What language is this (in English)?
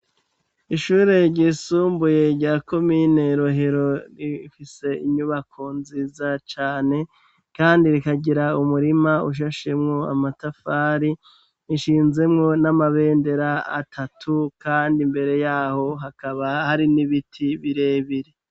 Rundi